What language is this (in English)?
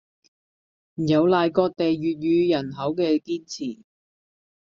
Cantonese